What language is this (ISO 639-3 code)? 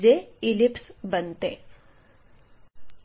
mar